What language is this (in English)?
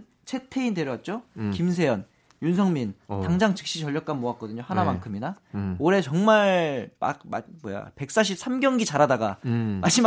Korean